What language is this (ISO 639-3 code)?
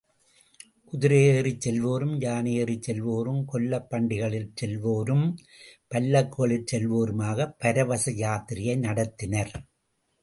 tam